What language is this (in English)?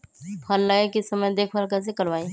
Magahi